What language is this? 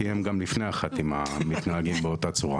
Hebrew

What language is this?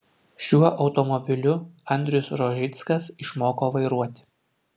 Lithuanian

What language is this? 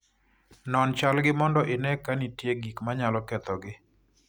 Luo (Kenya and Tanzania)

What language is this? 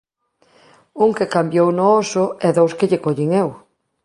Galician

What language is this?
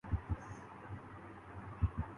Urdu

